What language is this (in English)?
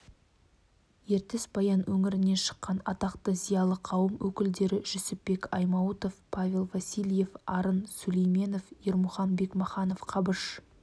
Kazakh